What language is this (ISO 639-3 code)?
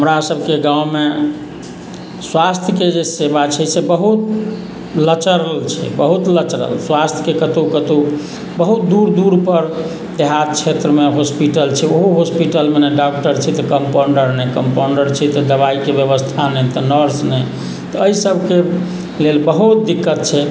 mai